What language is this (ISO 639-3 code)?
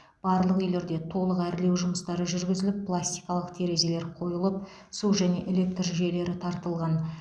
kaz